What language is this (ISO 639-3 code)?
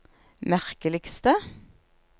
nor